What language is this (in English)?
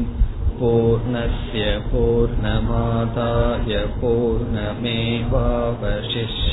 Tamil